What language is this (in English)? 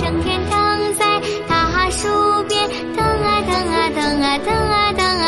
Chinese